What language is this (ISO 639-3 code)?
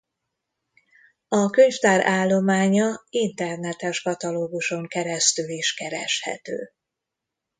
hun